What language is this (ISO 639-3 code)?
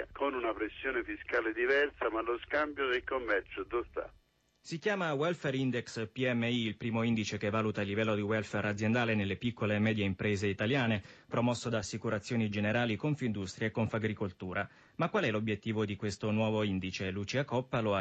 ita